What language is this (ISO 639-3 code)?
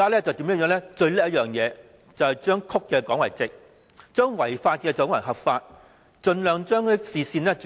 yue